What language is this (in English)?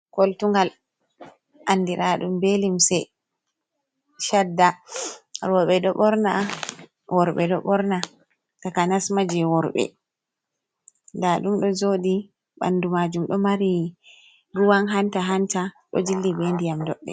Fula